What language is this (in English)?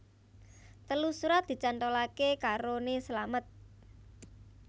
Javanese